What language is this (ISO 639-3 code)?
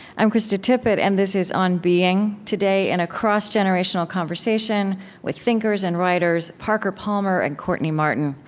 eng